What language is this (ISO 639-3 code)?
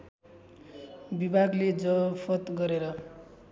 nep